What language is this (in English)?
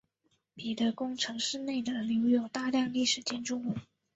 Chinese